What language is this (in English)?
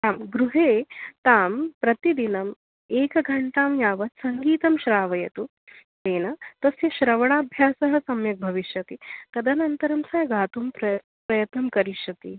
Sanskrit